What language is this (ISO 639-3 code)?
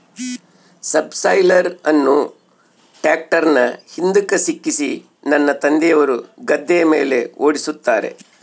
kan